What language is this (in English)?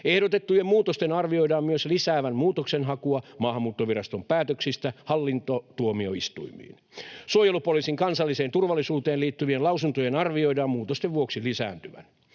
Finnish